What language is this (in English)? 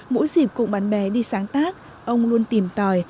Vietnamese